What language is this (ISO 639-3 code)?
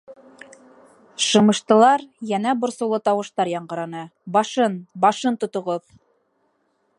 bak